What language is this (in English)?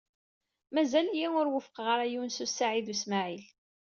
Kabyle